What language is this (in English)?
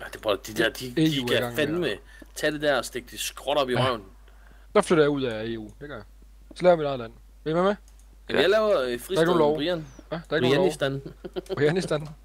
Danish